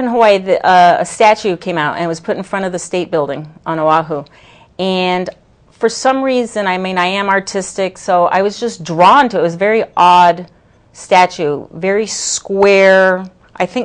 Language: English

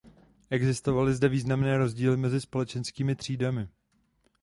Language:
Czech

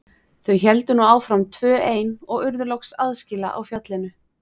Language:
Icelandic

